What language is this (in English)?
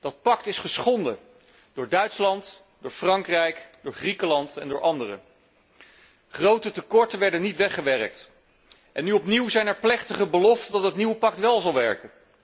Dutch